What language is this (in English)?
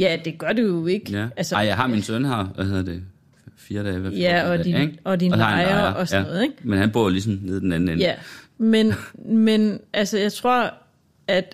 Danish